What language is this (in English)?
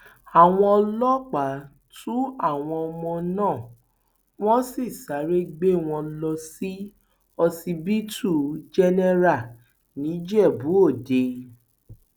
Yoruba